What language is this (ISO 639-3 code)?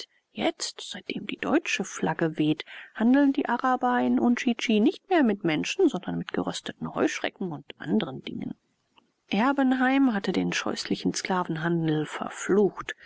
deu